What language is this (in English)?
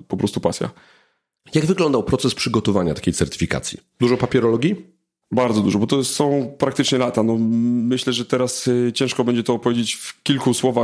Polish